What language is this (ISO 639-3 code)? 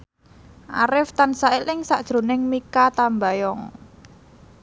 jav